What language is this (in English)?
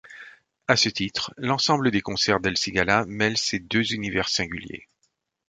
French